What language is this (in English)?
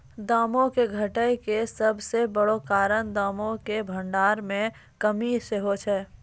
Maithili